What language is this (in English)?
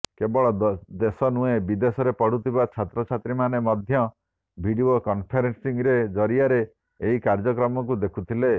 Odia